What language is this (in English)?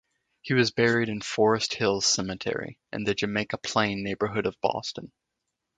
English